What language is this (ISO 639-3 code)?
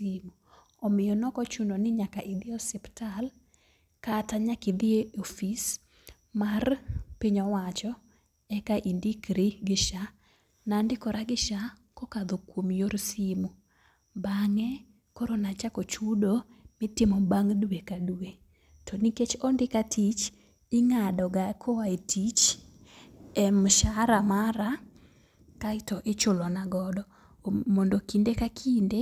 luo